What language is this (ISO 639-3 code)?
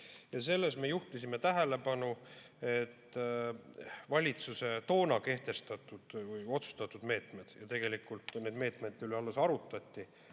est